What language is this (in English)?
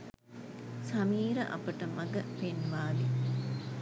Sinhala